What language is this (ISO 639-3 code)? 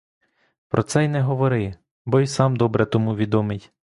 ukr